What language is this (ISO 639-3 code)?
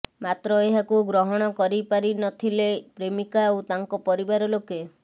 ori